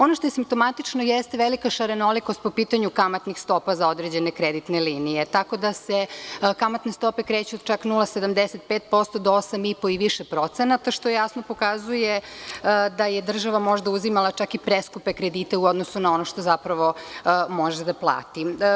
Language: Serbian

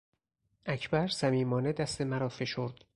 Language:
Persian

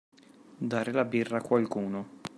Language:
Italian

